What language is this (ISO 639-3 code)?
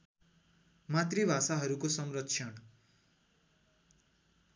nep